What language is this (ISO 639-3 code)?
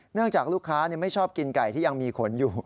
tha